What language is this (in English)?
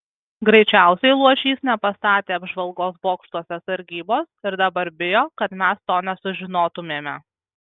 Lithuanian